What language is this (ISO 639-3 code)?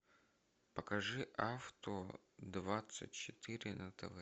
rus